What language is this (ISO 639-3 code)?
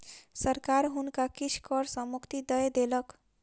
mai